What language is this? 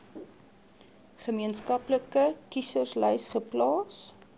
Afrikaans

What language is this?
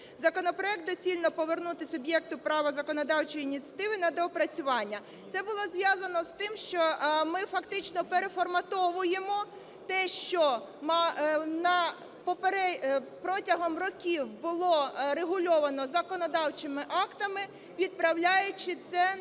Ukrainian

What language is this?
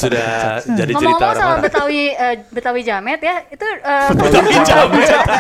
Indonesian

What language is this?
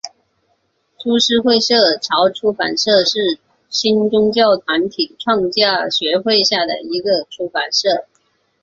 Chinese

